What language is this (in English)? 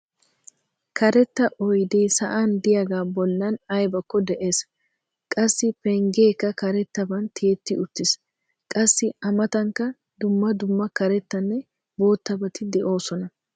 Wolaytta